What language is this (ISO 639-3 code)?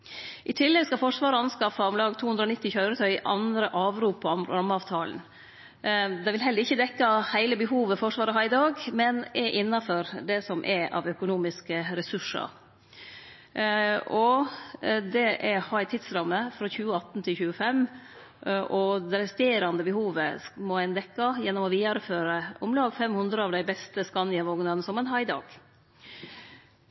nno